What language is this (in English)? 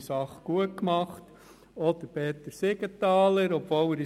Swiss German